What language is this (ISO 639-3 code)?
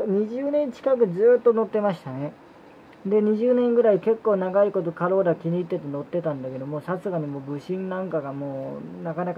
jpn